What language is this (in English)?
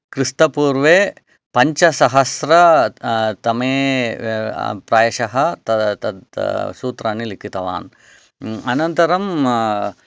Sanskrit